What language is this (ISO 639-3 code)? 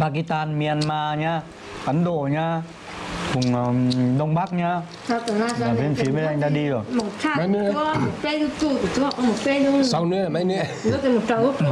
vie